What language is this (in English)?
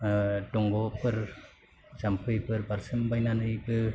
Bodo